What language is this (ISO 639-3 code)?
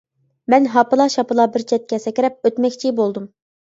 uig